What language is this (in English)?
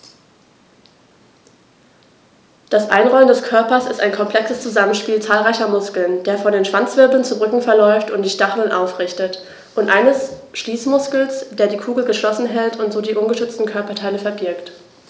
German